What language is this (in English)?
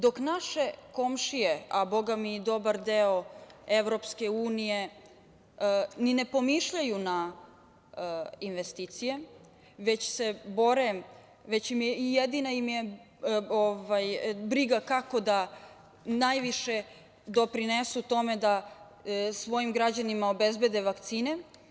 Serbian